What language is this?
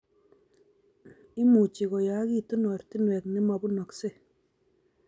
Kalenjin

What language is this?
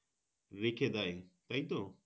Bangla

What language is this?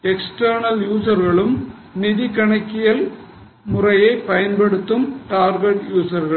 Tamil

